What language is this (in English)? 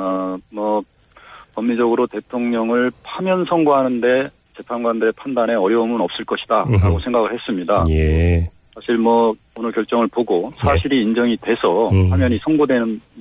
Korean